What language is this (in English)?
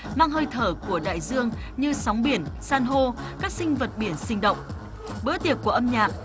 Vietnamese